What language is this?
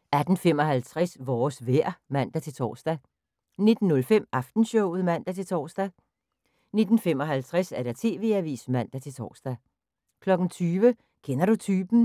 Danish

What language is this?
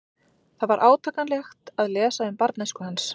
Icelandic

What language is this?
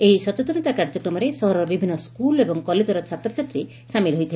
Odia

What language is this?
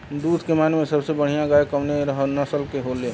Bhojpuri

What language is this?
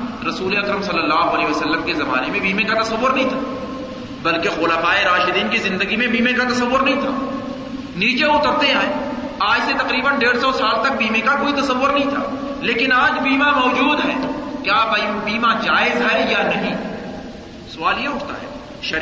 Urdu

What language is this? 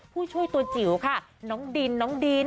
Thai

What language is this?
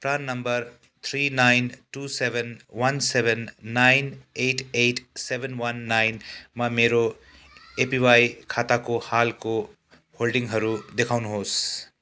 Nepali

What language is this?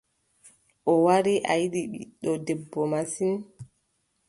Adamawa Fulfulde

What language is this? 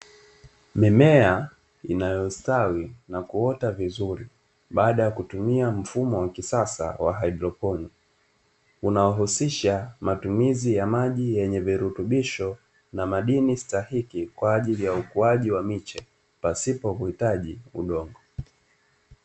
Swahili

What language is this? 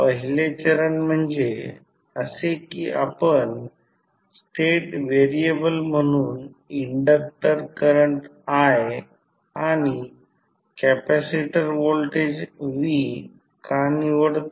Marathi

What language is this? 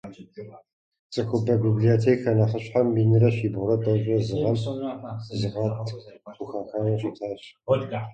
Kabardian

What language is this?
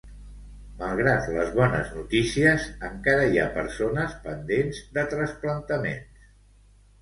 Catalan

